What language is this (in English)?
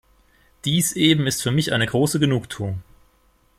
German